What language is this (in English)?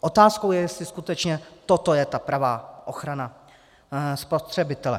Czech